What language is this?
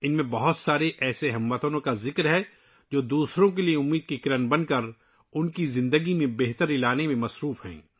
Urdu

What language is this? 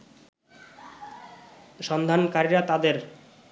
Bangla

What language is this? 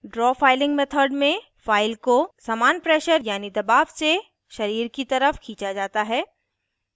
Hindi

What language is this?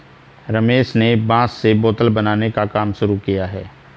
Hindi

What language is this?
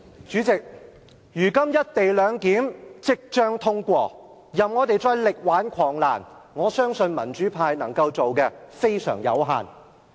Cantonese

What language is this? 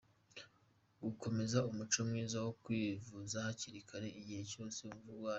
Kinyarwanda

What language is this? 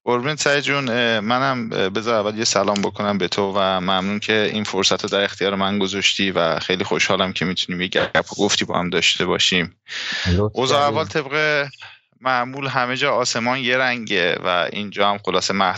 Persian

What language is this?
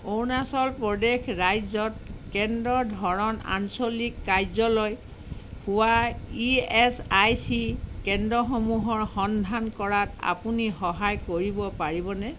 Assamese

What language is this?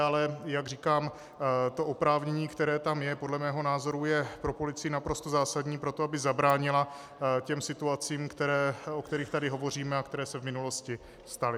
Czech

